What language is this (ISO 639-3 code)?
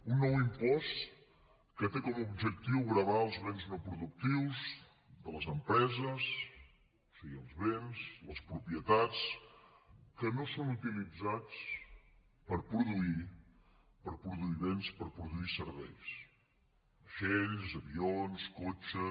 cat